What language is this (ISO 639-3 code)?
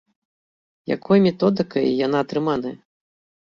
bel